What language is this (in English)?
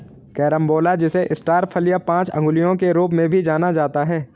Hindi